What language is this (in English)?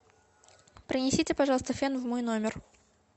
Russian